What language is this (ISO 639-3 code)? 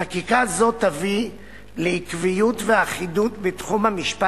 heb